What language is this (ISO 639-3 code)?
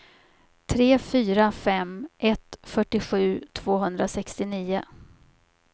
swe